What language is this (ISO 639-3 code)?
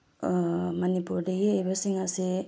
mni